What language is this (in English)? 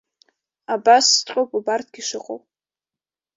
Abkhazian